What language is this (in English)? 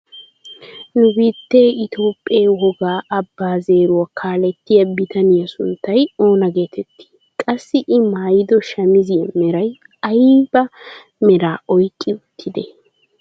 Wolaytta